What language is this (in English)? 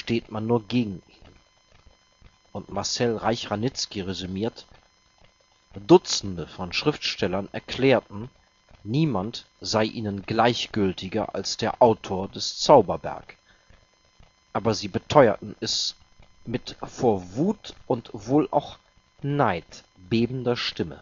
German